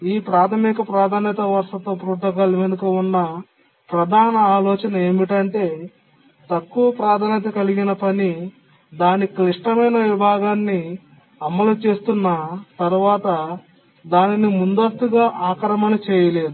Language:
Telugu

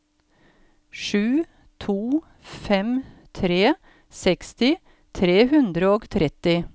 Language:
Norwegian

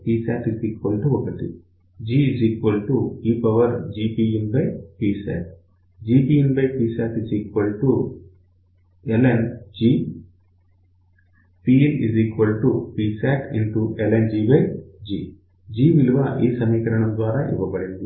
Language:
Telugu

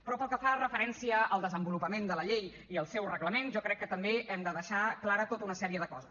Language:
Catalan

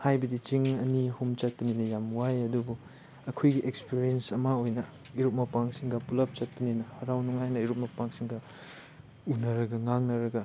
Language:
Manipuri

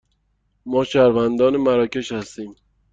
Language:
Persian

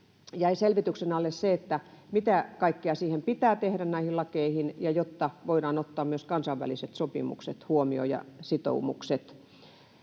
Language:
Finnish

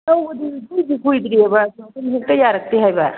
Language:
Manipuri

